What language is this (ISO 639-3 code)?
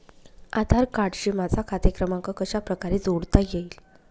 mar